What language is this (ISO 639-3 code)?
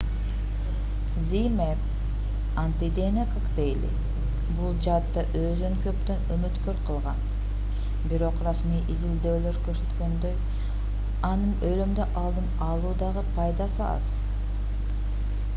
kir